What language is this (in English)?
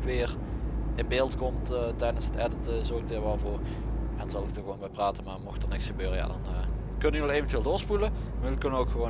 Dutch